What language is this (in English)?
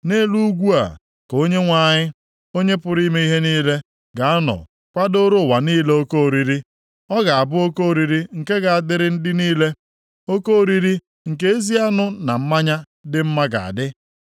Igbo